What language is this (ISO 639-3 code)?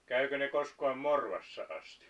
fin